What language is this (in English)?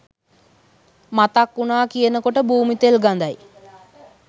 Sinhala